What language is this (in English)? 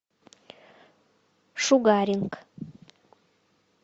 Russian